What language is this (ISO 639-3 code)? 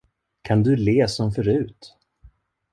swe